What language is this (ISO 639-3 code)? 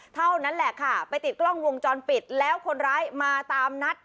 tha